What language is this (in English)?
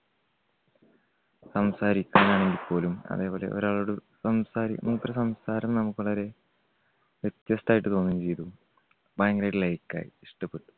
Malayalam